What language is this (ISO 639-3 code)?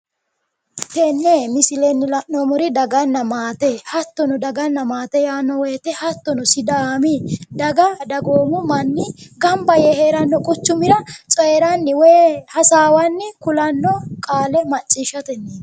sid